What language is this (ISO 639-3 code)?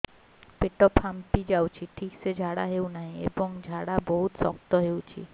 ori